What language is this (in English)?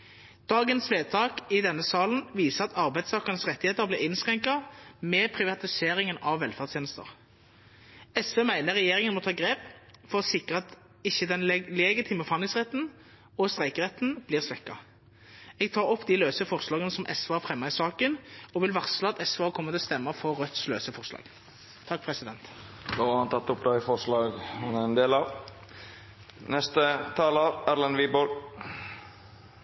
Norwegian